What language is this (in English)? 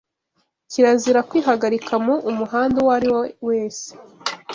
Kinyarwanda